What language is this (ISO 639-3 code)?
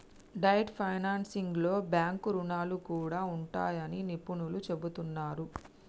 tel